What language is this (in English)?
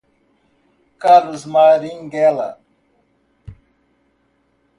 Portuguese